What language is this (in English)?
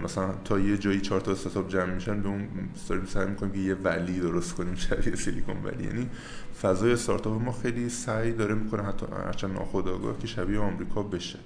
Persian